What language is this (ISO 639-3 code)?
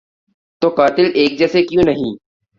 urd